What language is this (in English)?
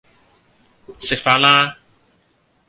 Cantonese